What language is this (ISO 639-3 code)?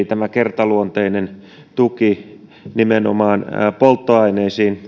fin